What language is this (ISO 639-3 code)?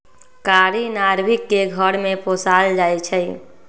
mag